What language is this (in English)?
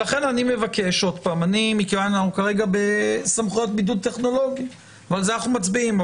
Hebrew